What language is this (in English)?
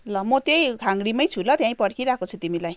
Nepali